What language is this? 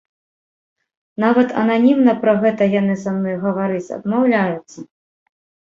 Belarusian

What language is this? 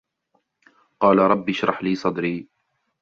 Arabic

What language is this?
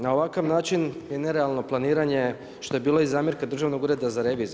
Croatian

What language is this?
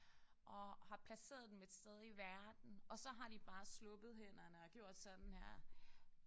Danish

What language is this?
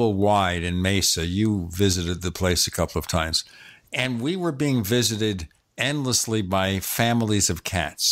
English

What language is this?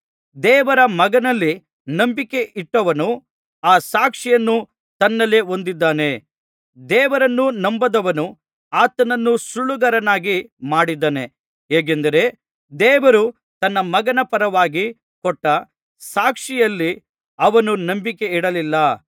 Kannada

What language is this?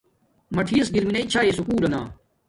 Domaaki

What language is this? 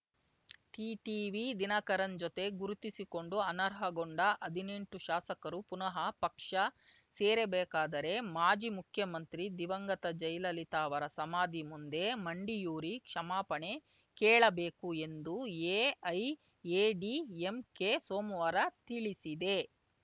Kannada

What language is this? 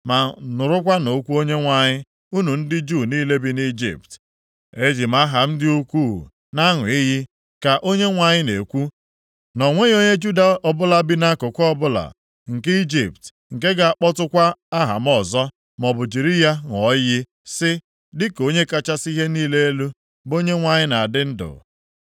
Igbo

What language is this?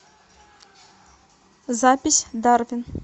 Russian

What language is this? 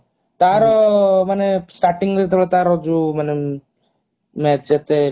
Odia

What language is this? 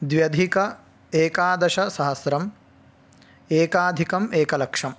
Sanskrit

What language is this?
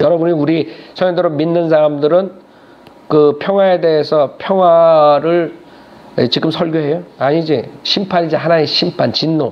Korean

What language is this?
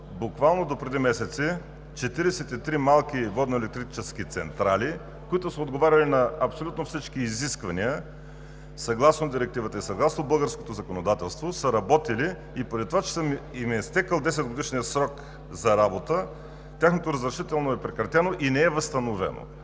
Bulgarian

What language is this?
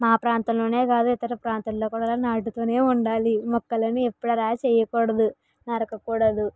Telugu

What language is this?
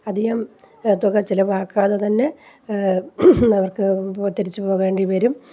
Malayalam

